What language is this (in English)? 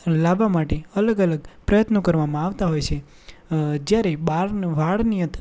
Gujarati